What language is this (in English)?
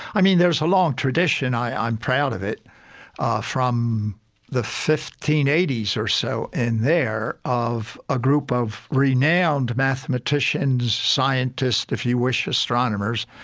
English